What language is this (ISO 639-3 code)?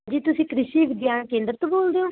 pan